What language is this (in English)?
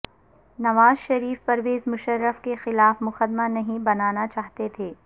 Urdu